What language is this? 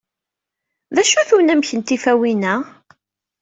Kabyle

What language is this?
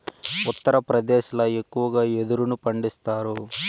Telugu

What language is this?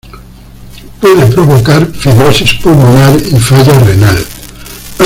Spanish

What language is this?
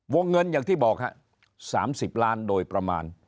Thai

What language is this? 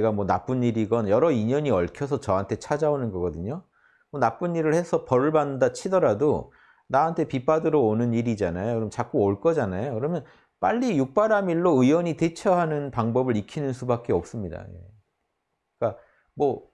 Korean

